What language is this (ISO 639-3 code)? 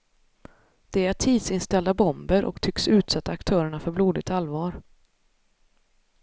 swe